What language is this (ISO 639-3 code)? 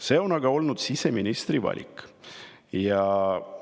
est